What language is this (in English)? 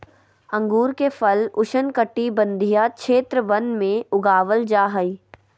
Magahi